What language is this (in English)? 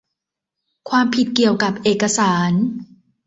Thai